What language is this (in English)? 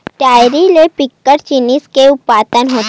Chhattisgarhi